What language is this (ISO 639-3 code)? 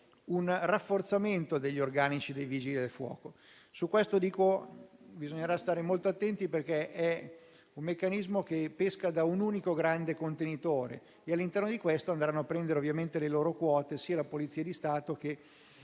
ita